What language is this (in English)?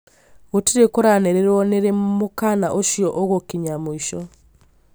Kikuyu